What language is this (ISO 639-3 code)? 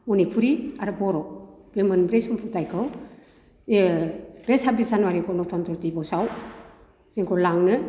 brx